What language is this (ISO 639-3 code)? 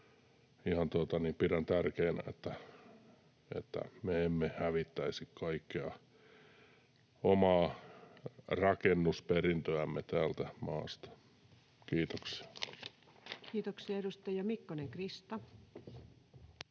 fin